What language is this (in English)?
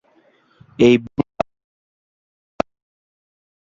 Bangla